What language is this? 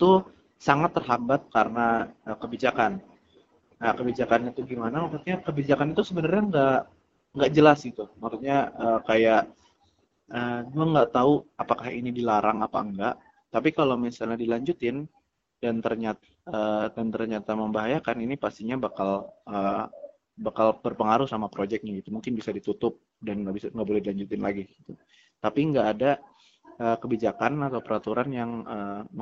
Indonesian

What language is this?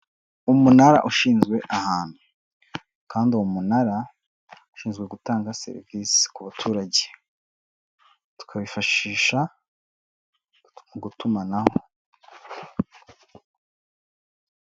Kinyarwanda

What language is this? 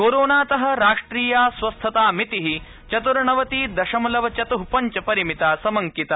Sanskrit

